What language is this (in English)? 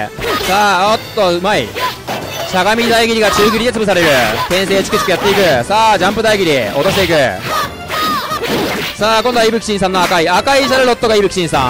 Japanese